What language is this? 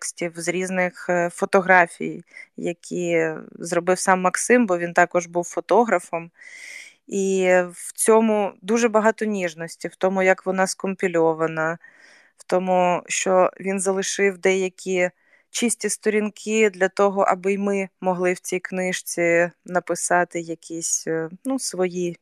Ukrainian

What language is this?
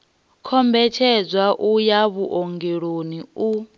Venda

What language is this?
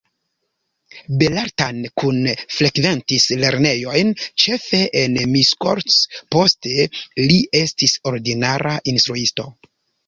Esperanto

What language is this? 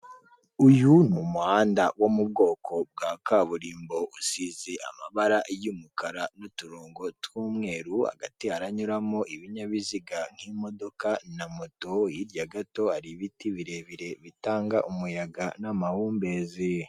Kinyarwanda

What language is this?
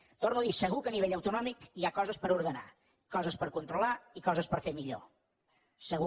Catalan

